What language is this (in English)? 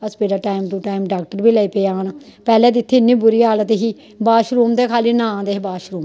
Dogri